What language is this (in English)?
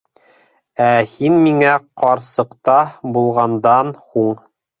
Bashkir